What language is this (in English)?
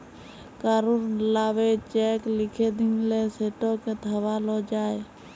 Bangla